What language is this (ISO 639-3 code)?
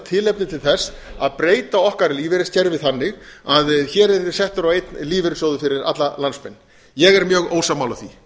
isl